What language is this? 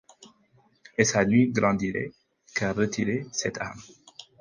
French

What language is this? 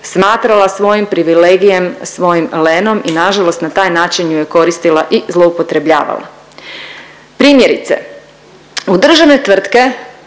Croatian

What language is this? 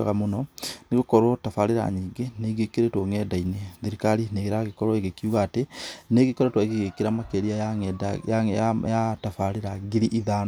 Kikuyu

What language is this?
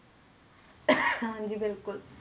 Punjabi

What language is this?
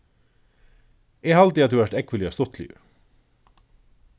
Faroese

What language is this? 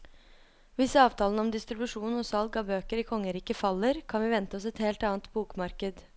Norwegian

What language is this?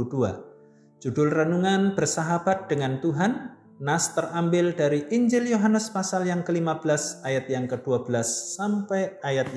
Indonesian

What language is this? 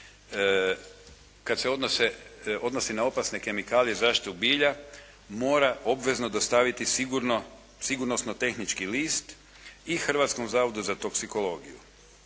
Croatian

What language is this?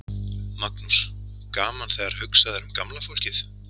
Icelandic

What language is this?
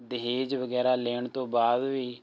Punjabi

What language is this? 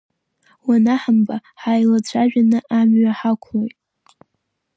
Abkhazian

